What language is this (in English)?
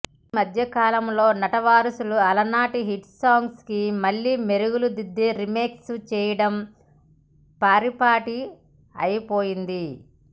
Telugu